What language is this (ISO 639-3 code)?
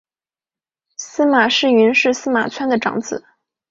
zho